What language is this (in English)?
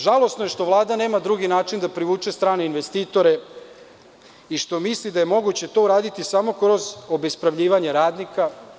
Serbian